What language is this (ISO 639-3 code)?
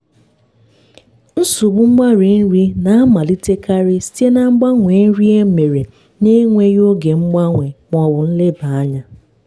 ibo